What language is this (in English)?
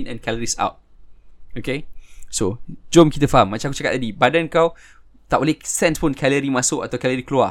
Malay